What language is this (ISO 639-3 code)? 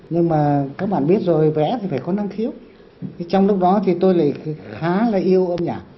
vie